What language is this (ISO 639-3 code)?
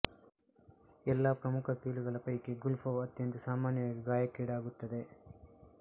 kan